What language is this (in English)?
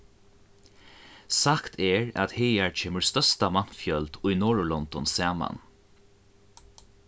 Faroese